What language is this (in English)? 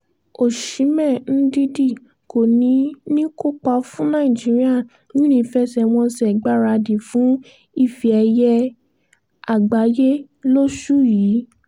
Yoruba